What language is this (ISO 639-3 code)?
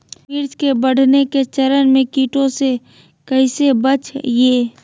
mag